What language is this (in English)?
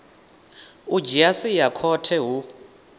Venda